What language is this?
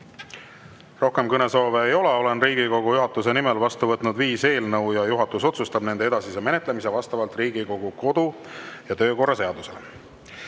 Estonian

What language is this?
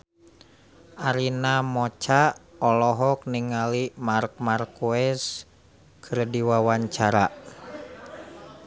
Sundanese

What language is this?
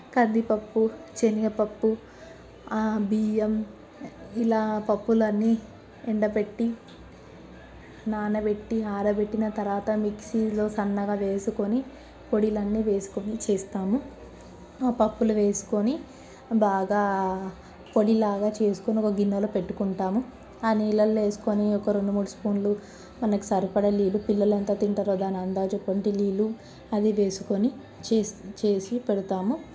Telugu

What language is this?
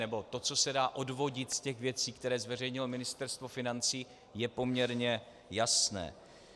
Czech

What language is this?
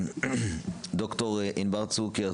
Hebrew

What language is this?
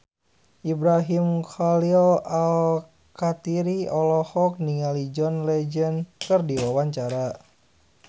Sundanese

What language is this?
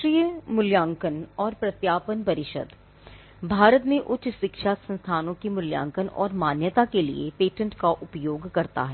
Hindi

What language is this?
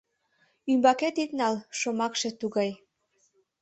Mari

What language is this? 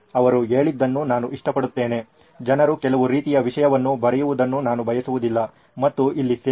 Kannada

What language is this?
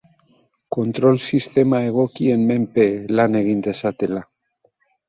Basque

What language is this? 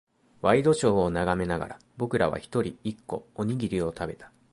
Japanese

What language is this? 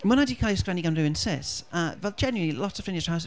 Welsh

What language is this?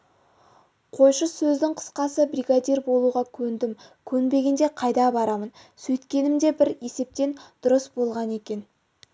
Kazakh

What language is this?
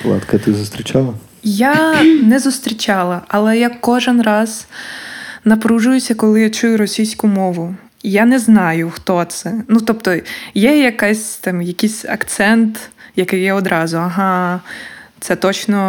Ukrainian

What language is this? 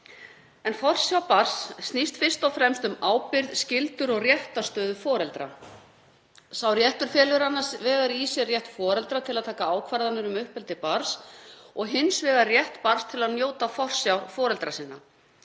Icelandic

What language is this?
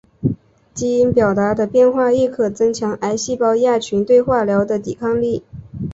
Chinese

